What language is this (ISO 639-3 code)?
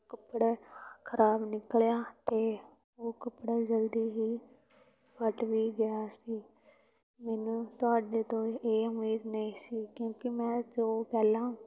pan